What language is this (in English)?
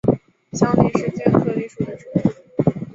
Chinese